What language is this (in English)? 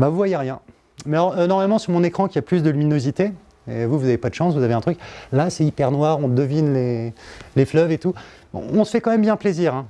French